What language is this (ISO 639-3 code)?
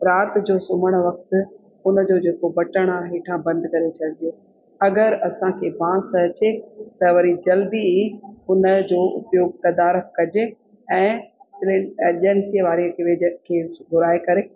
snd